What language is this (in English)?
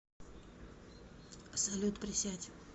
Russian